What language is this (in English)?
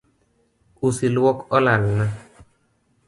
Luo (Kenya and Tanzania)